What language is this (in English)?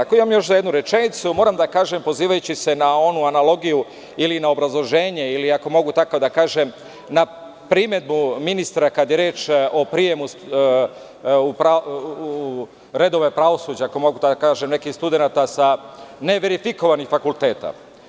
Serbian